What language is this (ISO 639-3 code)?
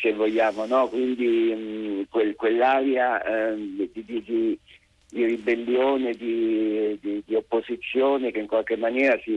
ita